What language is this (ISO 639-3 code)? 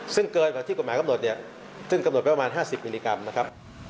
tha